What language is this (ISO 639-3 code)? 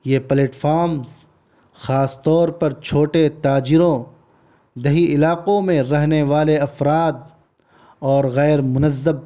urd